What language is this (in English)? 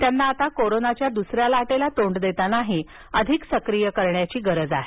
Marathi